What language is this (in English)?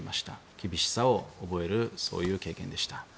Japanese